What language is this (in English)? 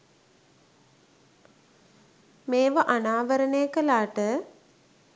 Sinhala